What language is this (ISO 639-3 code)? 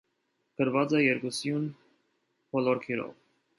hye